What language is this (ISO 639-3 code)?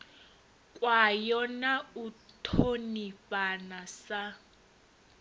ven